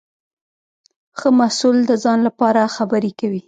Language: Pashto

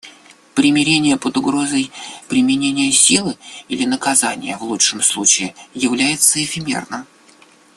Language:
Russian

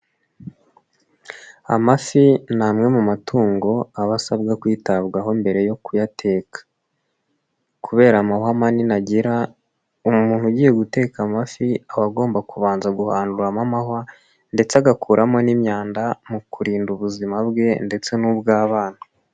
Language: Kinyarwanda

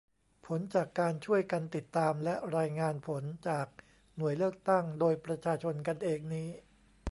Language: Thai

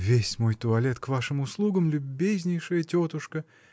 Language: Russian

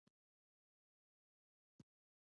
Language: Pashto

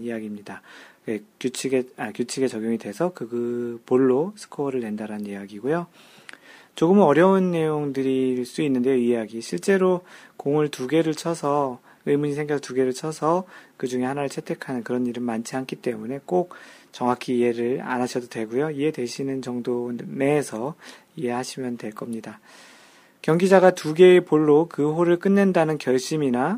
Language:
Korean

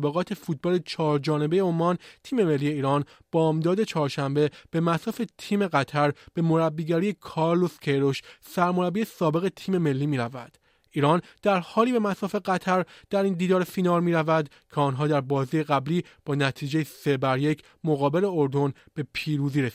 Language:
Persian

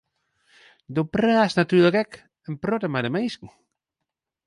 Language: Western Frisian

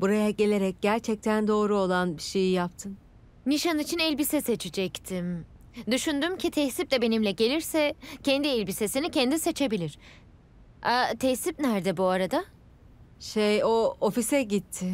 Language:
Turkish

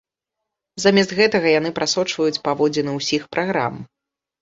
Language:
Belarusian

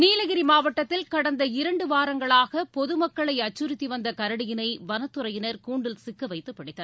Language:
Tamil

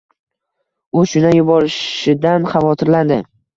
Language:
Uzbek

